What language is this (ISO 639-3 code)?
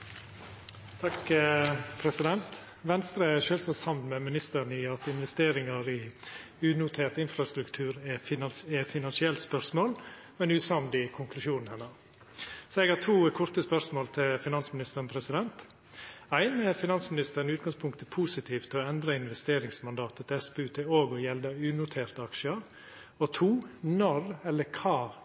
nno